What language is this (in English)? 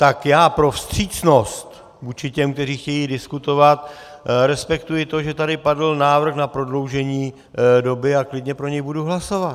Czech